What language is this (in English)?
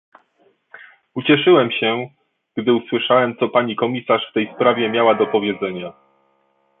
Polish